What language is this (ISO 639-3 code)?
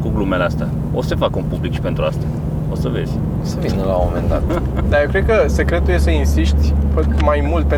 ron